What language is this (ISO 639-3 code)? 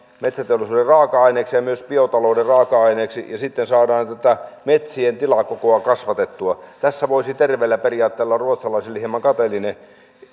fin